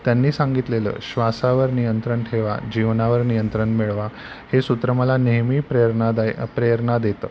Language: Marathi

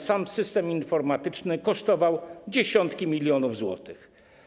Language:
Polish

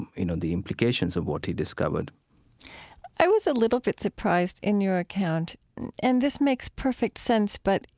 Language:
English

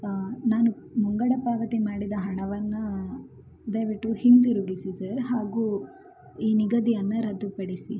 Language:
Kannada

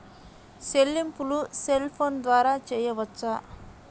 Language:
Telugu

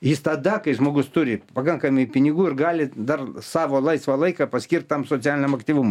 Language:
Lithuanian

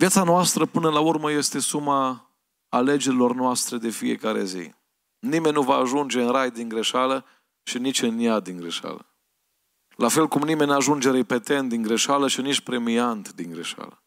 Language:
Romanian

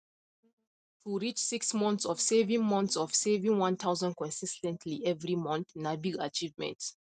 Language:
Nigerian Pidgin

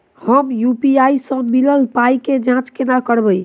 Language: Maithili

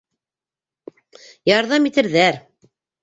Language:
Bashkir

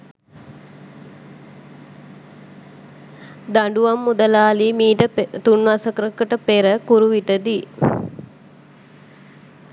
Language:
Sinhala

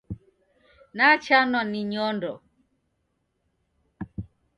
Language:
Taita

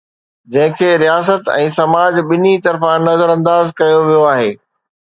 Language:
Sindhi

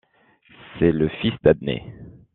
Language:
French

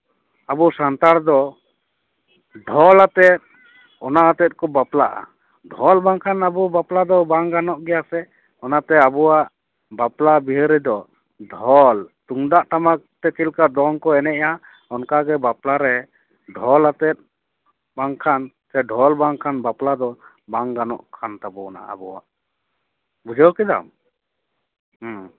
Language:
Santali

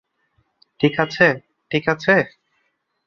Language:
Bangla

